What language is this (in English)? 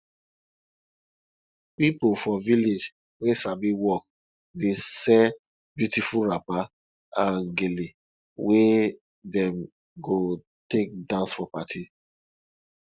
Nigerian Pidgin